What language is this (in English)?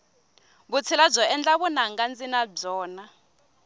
Tsonga